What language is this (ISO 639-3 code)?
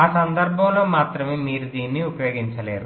tel